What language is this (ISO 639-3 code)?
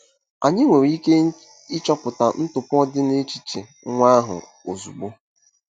ibo